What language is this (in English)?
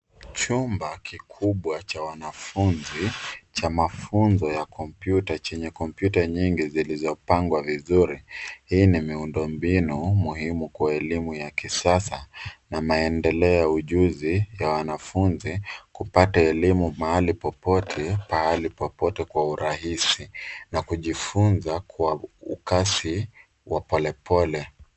Swahili